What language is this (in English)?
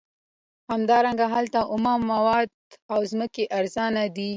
Pashto